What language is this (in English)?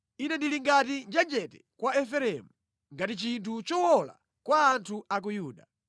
Nyanja